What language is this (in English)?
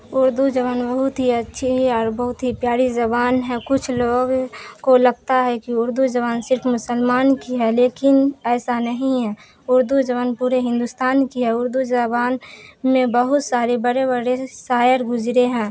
Urdu